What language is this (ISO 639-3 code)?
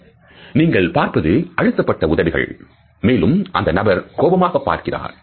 tam